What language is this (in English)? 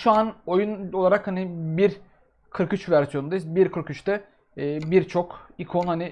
Turkish